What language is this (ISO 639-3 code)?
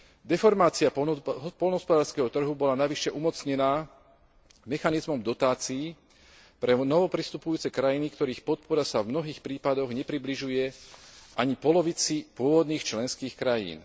slk